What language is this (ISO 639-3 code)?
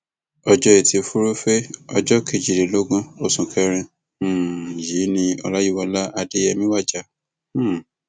yor